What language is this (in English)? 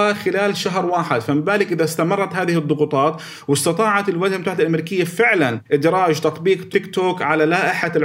Arabic